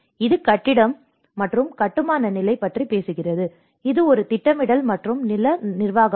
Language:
Tamil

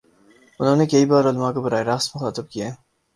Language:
Urdu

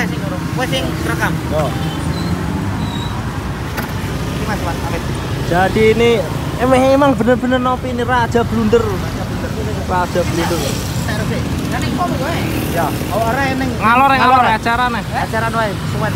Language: Indonesian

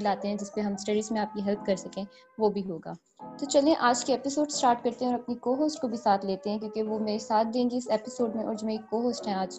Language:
Urdu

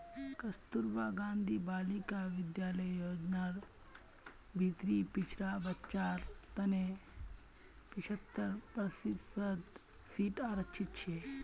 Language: Magahi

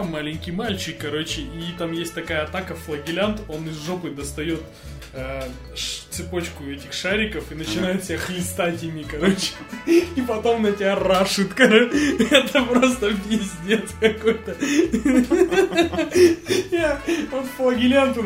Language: Russian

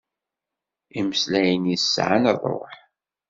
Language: Kabyle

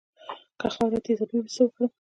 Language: Pashto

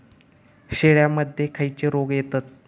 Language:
Marathi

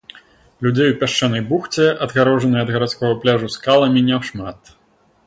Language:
Belarusian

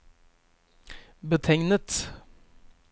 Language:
Norwegian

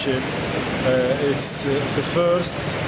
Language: Indonesian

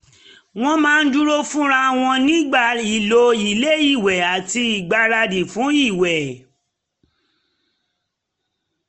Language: Yoruba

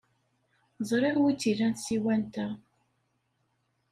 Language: Kabyle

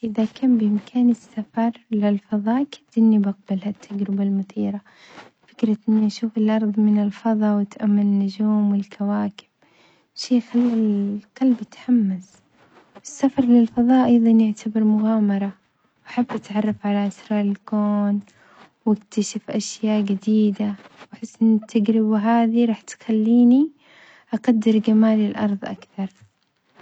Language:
Omani Arabic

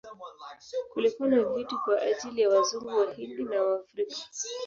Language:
Swahili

